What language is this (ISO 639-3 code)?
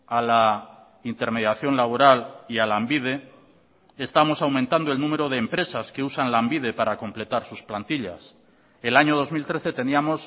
spa